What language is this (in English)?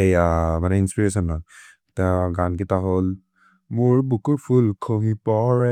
Maria (India)